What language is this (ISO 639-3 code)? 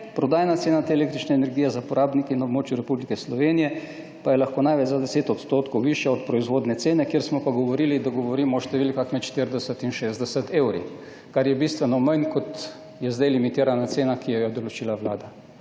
slv